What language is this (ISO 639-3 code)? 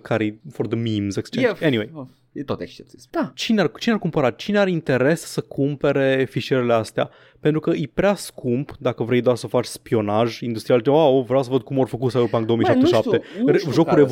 ron